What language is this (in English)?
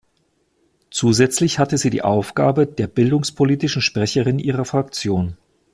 German